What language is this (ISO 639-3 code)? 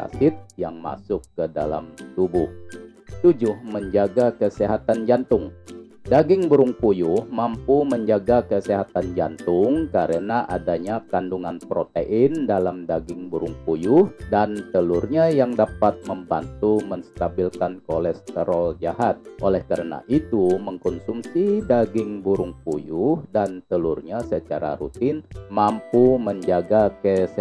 ind